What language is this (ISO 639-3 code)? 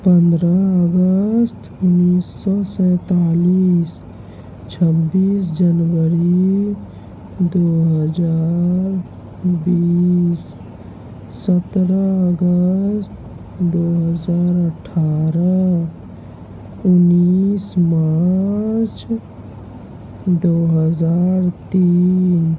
urd